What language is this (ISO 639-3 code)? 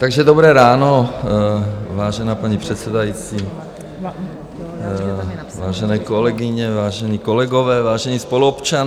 ces